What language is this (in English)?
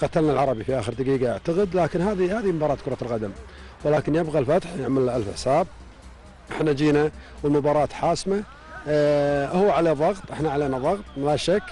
Arabic